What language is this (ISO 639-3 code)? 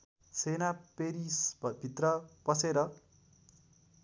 nep